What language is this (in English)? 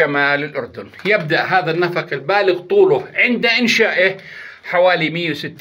Arabic